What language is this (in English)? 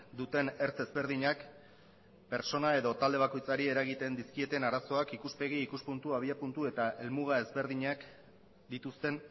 Basque